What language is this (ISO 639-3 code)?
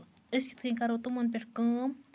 kas